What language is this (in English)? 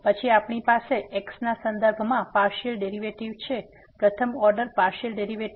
Gujarati